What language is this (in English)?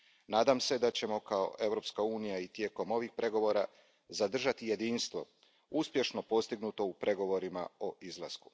Croatian